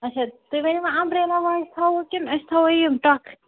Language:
Kashmiri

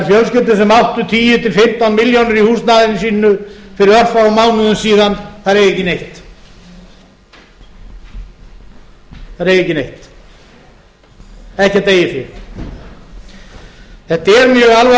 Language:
Icelandic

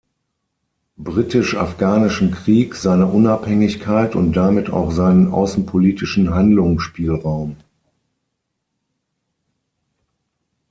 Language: German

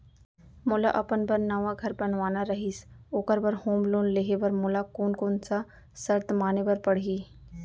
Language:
Chhattisgarhi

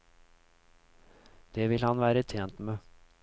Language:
Norwegian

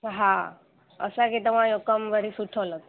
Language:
Sindhi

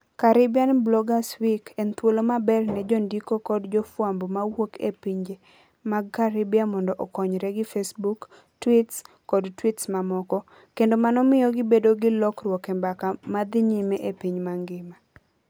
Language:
Luo (Kenya and Tanzania)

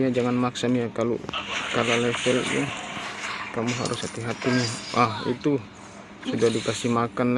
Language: Indonesian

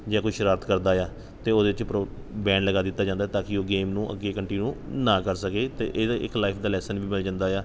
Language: Punjabi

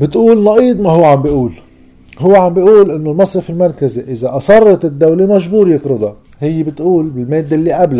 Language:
Arabic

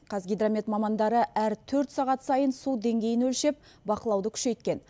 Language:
Kazakh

